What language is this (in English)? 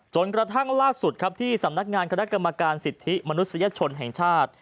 Thai